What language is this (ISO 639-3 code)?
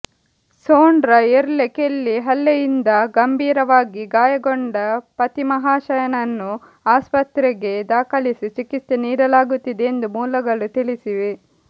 kan